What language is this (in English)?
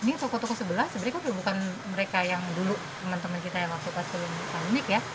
Indonesian